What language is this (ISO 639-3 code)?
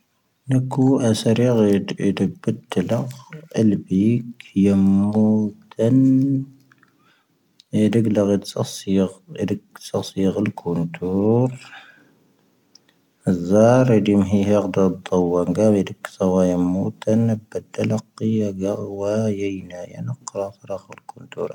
thv